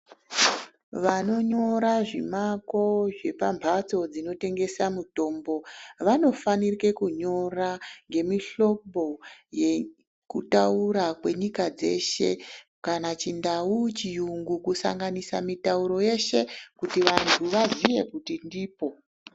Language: Ndau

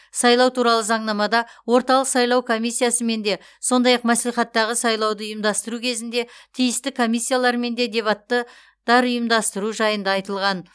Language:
Kazakh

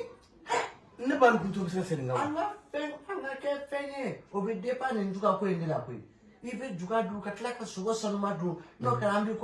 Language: French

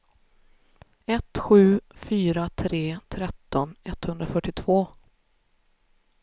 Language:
Swedish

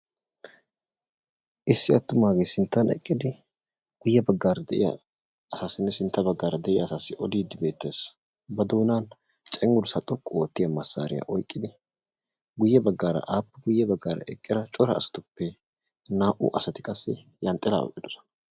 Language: Wolaytta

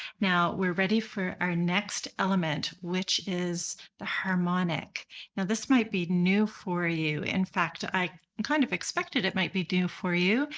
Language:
English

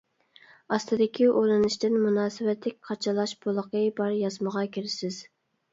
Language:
Uyghur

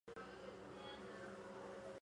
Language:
Chinese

